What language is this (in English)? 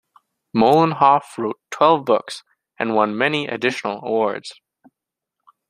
English